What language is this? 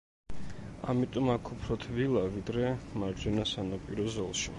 Georgian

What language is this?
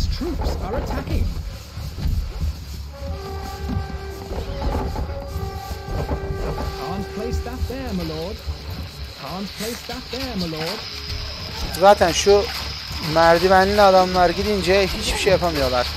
Turkish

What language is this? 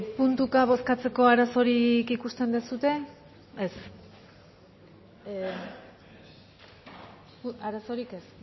Basque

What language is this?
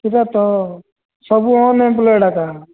Odia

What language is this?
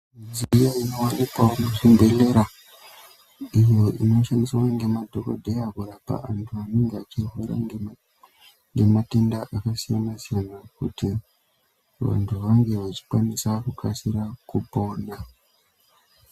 Ndau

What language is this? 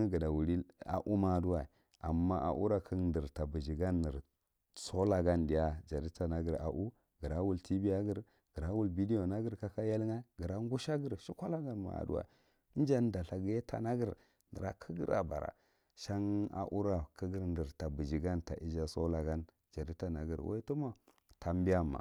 Marghi Central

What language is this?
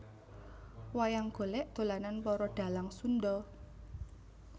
Javanese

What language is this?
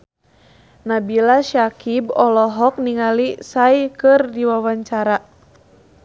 Sundanese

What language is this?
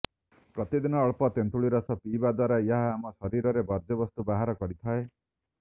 Odia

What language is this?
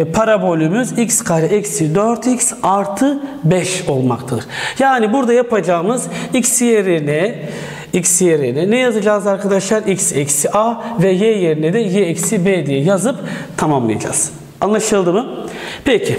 Turkish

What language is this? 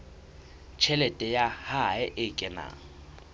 Southern Sotho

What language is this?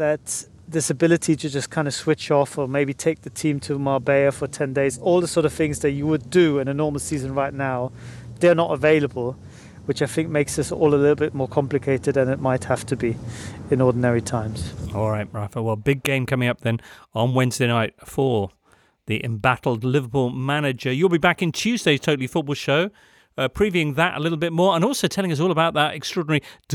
English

